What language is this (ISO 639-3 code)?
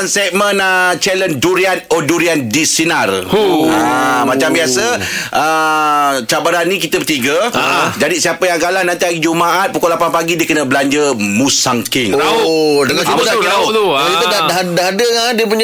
msa